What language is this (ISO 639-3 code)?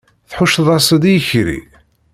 kab